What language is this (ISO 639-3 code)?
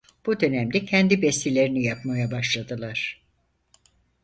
tur